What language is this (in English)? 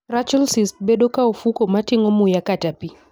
Luo (Kenya and Tanzania)